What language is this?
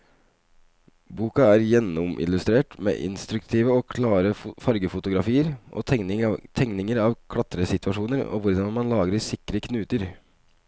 Norwegian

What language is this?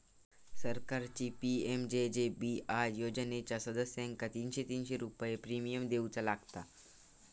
Marathi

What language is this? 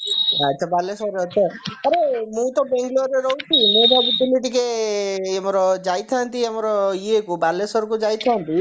Odia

